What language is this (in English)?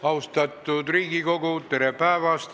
Estonian